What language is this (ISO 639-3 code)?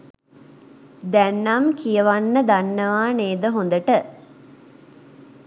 sin